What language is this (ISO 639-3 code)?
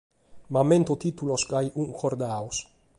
srd